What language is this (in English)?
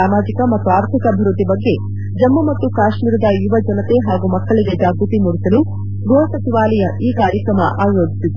Kannada